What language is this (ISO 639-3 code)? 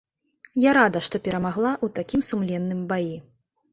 bel